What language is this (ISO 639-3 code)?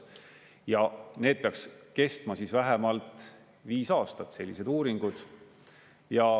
est